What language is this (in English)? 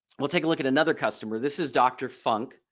English